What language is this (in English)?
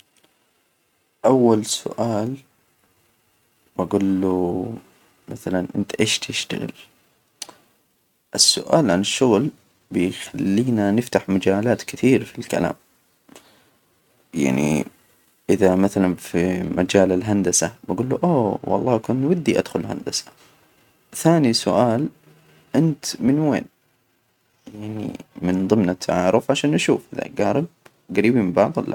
Hijazi Arabic